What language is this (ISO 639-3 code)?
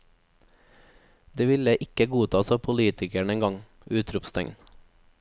nor